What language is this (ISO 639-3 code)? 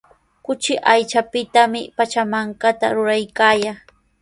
qws